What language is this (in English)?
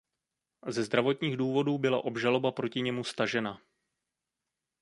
Czech